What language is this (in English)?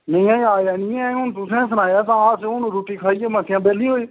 Dogri